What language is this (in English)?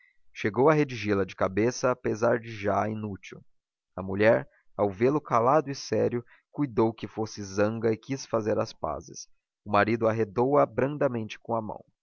Portuguese